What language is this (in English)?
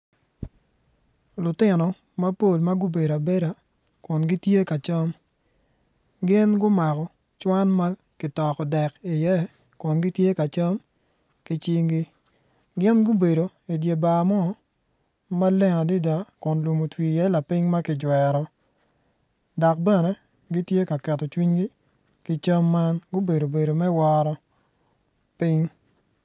Acoli